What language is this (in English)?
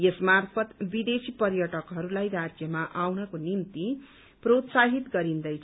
Nepali